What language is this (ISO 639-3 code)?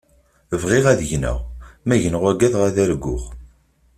kab